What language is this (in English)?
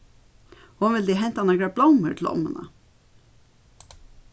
Faroese